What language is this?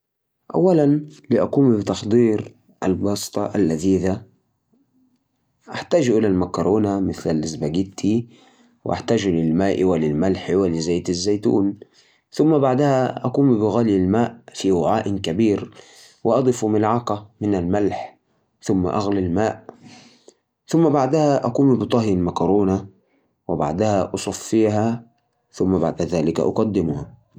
Najdi Arabic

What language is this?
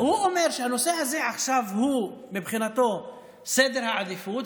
Hebrew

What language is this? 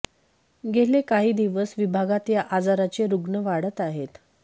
Marathi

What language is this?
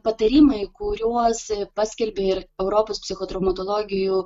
Lithuanian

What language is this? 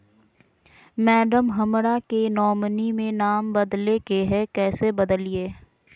Magahi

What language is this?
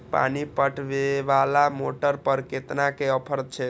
Maithili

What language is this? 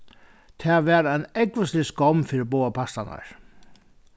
Faroese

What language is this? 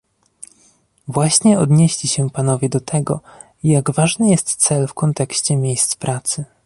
Polish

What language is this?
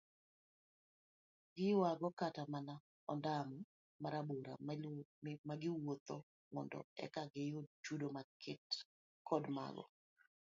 Luo (Kenya and Tanzania)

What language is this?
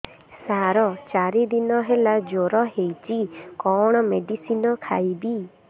Odia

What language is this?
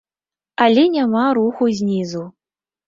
Belarusian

